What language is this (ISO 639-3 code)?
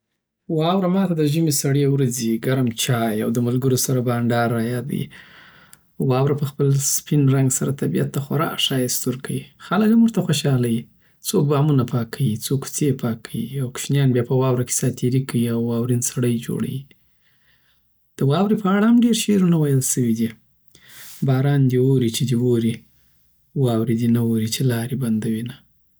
pbt